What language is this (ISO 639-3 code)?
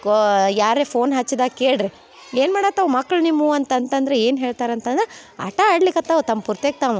kan